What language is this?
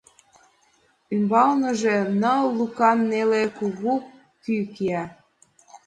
Mari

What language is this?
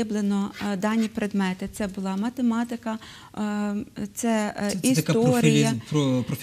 Ukrainian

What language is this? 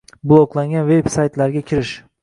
Uzbek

